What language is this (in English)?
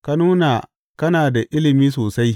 Hausa